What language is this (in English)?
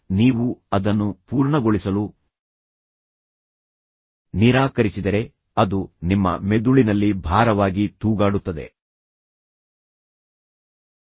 Kannada